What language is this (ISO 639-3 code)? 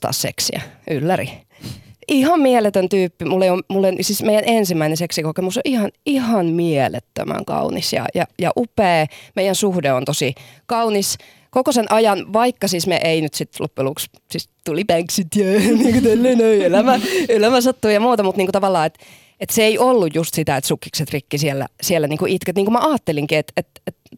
fin